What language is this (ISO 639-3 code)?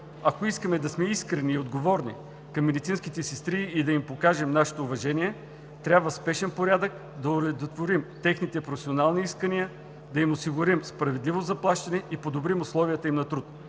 bul